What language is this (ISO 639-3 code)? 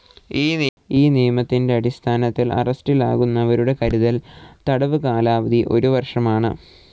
mal